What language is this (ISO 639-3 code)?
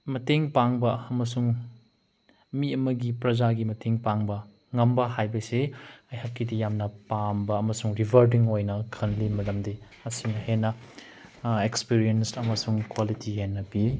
mni